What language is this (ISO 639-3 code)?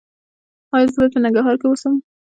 pus